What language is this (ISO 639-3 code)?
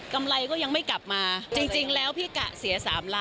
tha